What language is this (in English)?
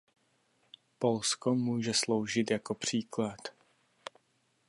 Czech